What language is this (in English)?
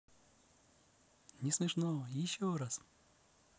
Russian